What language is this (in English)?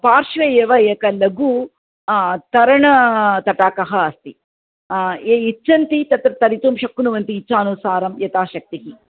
Sanskrit